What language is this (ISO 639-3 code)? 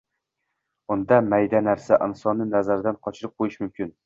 uzb